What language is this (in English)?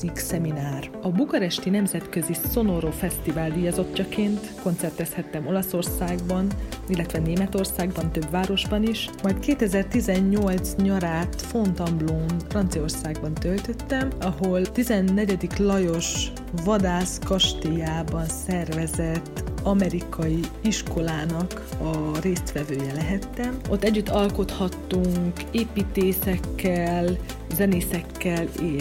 Hungarian